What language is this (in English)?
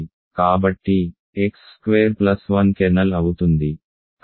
Telugu